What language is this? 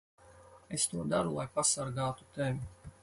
Latvian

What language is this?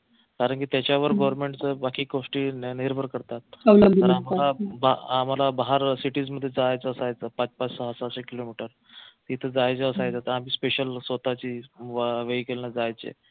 Marathi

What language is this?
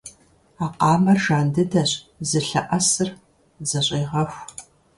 Kabardian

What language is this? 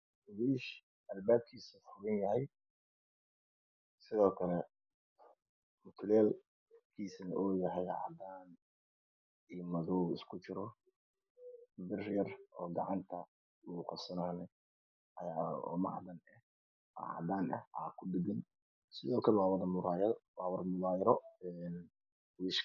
Somali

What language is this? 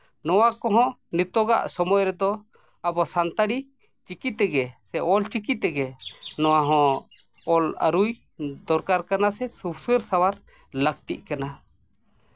Santali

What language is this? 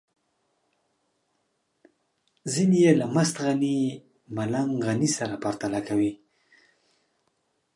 Pashto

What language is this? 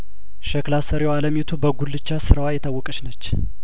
Amharic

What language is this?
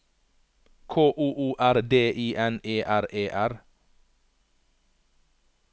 Norwegian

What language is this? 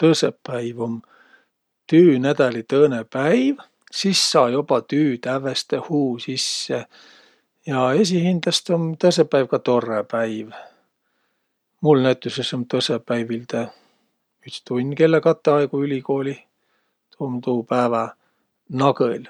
Võro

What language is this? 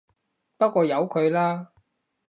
Cantonese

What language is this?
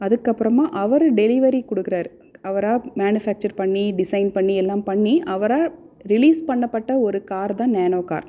Tamil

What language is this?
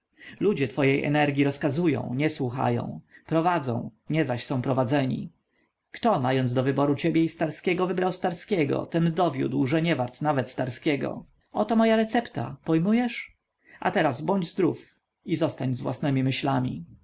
Polish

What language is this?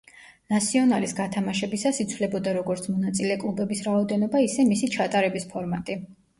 Georgian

